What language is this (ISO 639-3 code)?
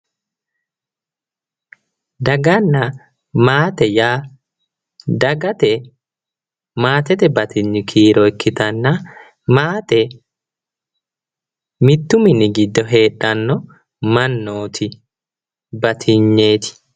sid